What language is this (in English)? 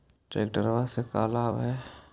Magahi